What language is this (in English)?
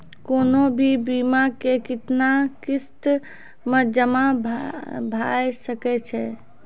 Maithili